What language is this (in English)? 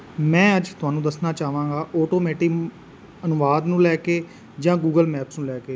Punjabi